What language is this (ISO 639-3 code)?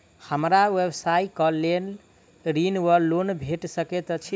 mai